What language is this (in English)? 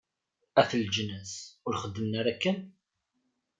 Kabyle